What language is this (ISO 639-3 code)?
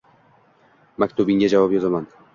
uzb